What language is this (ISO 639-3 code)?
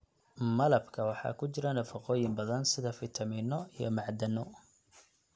som